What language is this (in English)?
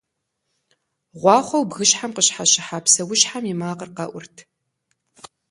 Kabardian